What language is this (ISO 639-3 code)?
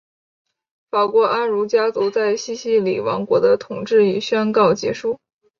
zho